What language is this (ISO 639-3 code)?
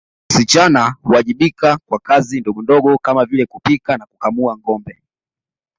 swa